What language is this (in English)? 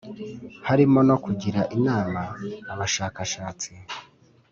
Kinyarwanda